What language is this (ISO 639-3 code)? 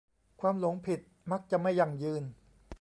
tha